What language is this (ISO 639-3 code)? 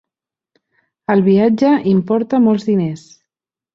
cat